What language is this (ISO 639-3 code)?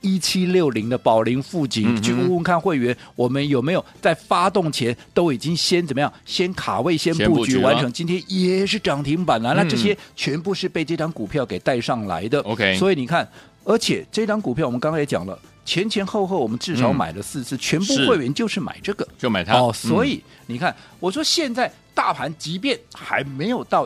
zho